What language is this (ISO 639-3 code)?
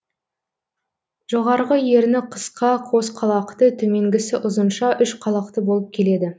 kaz